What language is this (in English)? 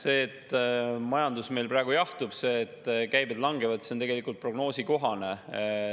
Estonian